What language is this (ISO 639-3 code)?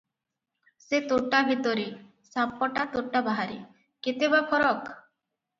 ori